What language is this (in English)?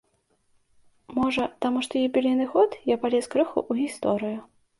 Belarusian